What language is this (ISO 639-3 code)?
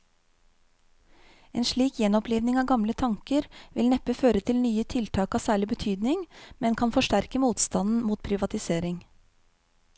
nor